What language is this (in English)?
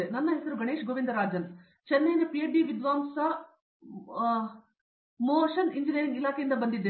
Kannada